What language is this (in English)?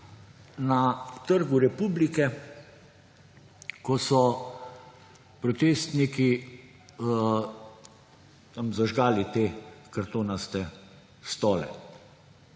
Slovenian